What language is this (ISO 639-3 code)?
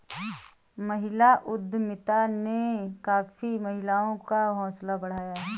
hin